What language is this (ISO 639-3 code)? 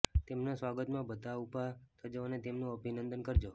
guj